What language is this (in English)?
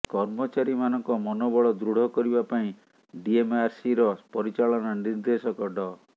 Odia